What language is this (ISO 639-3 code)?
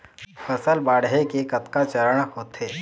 hne